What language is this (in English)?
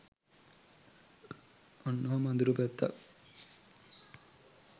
Sinhala